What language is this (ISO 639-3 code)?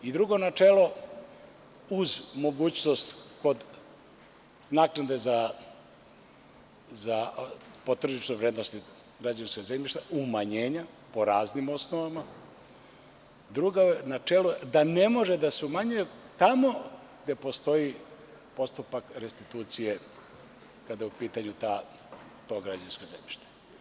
srp